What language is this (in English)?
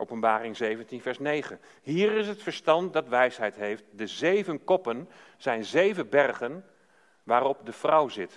Dutch